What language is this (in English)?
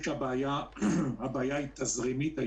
Hebrew